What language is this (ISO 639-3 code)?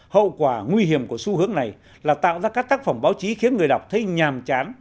vie